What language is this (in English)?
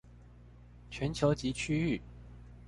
Chinese